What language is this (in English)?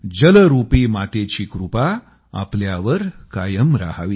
Marathi